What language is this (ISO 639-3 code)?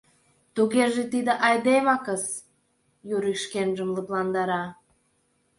chm